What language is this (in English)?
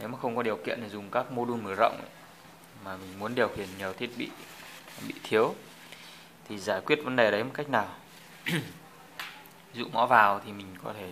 Vietnamese